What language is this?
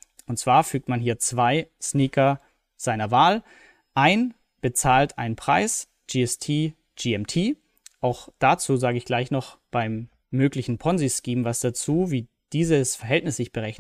German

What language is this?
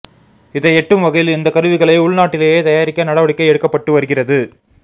Tamil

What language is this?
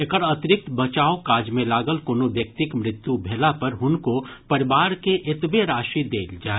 Maithili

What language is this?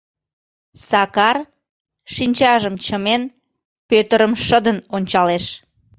Mari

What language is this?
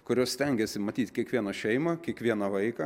Lithuanian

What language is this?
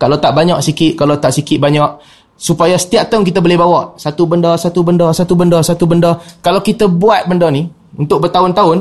Malay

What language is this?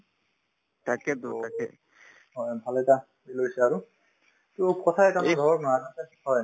Assamese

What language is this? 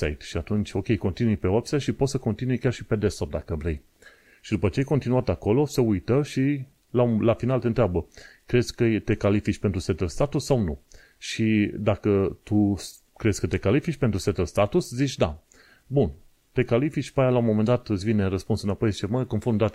Romanian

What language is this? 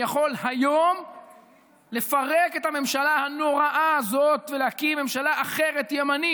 Hebrew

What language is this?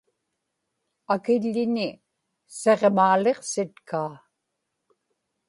Inupiaq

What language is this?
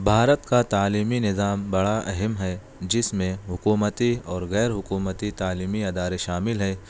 Urdu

